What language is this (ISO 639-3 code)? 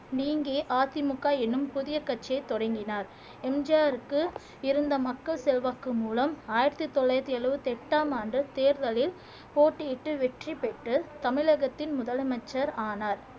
tam